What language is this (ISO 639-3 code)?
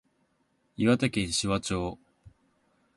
jpn